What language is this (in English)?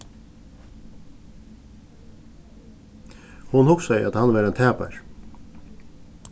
Faroese